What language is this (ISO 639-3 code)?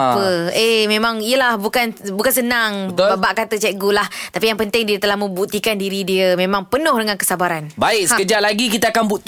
msa